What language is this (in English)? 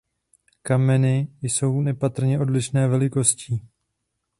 Czech